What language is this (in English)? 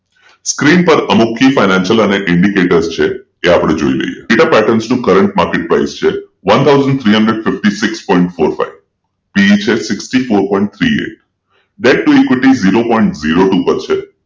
Gujarati